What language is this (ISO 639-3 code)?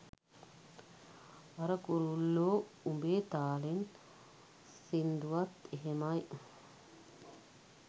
sin